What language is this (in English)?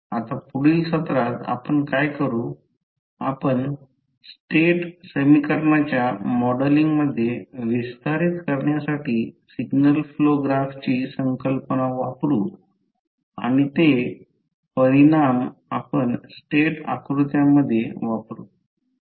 Marathi